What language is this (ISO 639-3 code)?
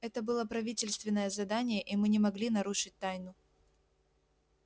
rus